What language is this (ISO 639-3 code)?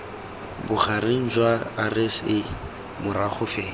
tsn